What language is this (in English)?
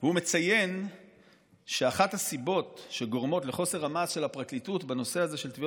Hebrew